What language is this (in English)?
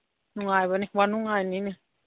Manipuri